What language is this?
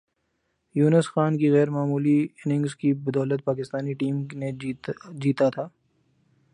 Urdu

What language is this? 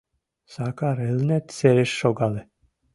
Mari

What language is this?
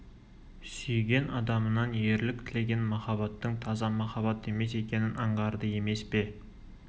Kazakh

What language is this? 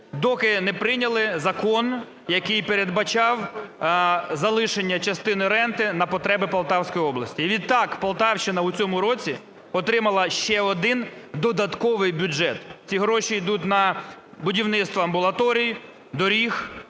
Ukrainian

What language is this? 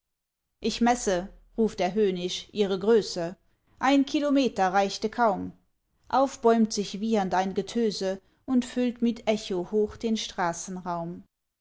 German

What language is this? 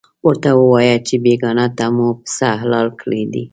Pashto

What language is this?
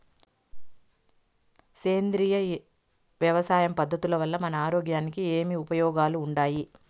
Telugu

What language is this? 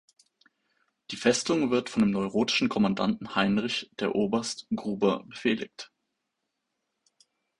German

